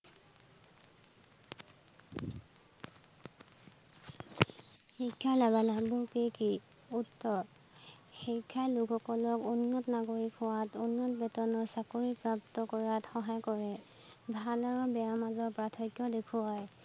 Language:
Assamese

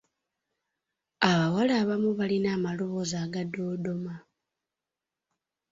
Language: Ganda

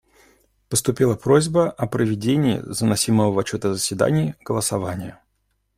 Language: Russian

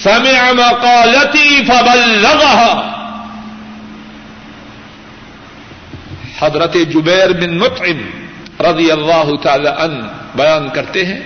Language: Urdu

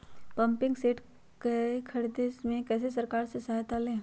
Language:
Magahi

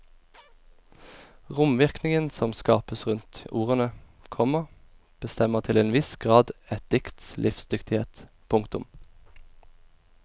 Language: Norwegian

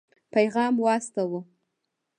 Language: Pashto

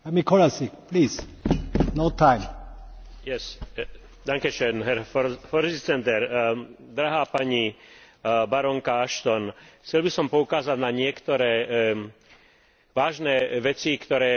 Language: Slovak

